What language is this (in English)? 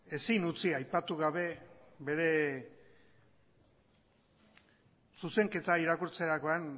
Basque